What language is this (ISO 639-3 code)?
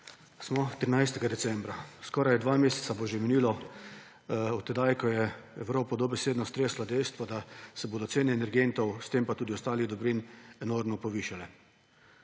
slv